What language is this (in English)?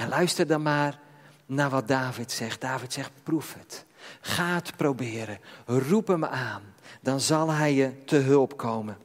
Dutch